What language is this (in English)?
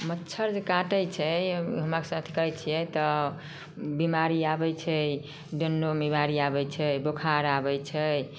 Maithili